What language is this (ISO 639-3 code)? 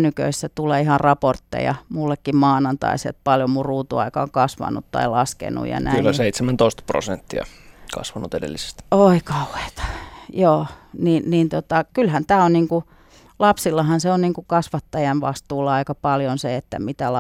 fin